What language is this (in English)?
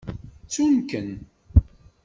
Kabyle